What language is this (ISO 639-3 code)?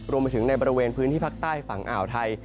tha